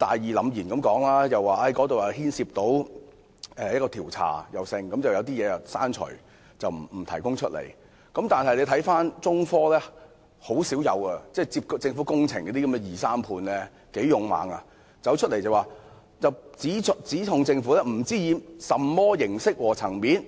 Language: Cantonese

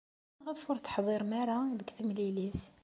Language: Kabyle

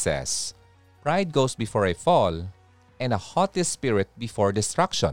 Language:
Filipino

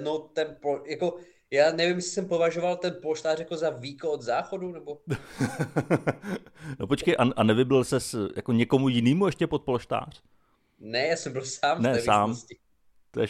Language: Czech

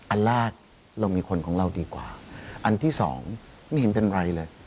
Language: Thai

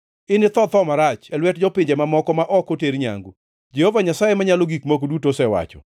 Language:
Luo (Kenya and Tanzania)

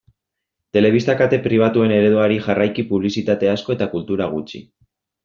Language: Basque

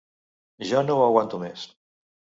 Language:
Catalan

